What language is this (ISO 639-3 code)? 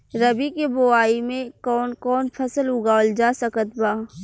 bho